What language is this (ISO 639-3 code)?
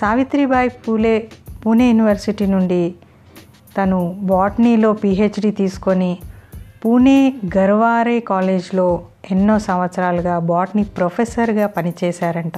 tel